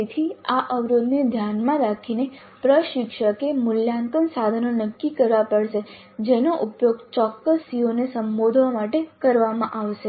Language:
Gujarati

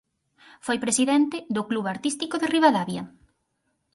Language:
Galician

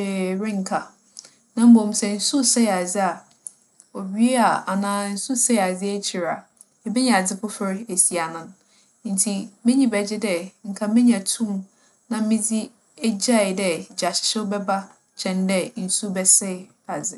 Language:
Akan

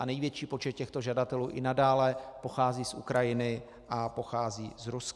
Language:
Czech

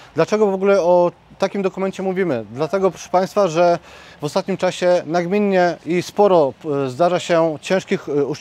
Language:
Polish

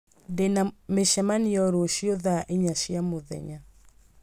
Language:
Kikuyu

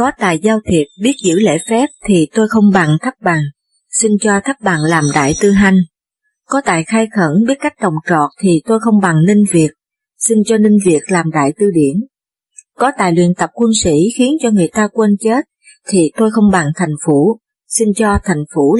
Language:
Vietnamese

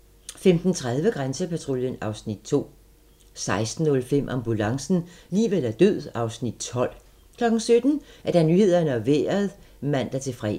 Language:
Danish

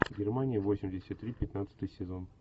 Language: Russian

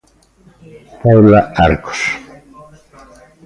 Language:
Galician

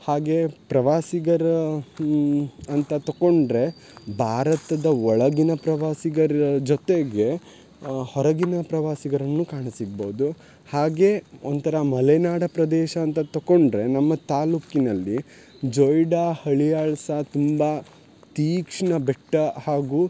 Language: Kannada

